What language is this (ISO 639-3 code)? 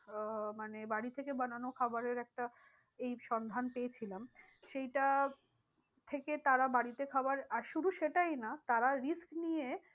ben